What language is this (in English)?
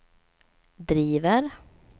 Swedish